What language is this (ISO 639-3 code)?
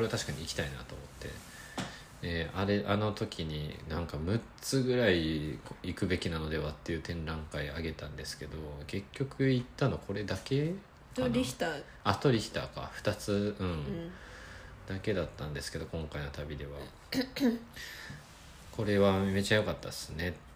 jpn